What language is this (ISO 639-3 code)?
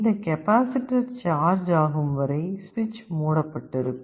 tam